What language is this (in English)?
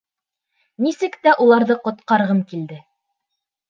Bashkir